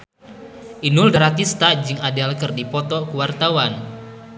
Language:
Sundanese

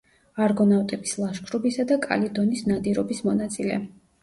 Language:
Georgian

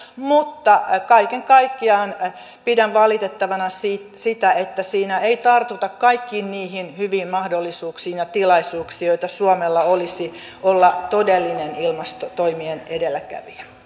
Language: Finnish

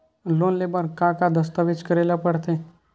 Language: Chhattisgarhi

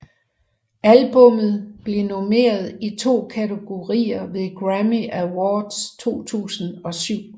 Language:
Danish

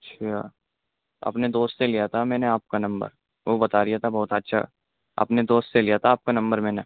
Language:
Urdu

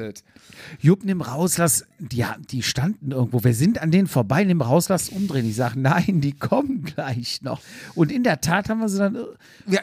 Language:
German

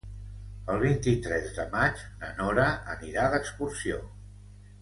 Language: Catalan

